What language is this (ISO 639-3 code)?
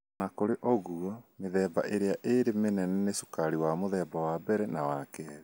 kik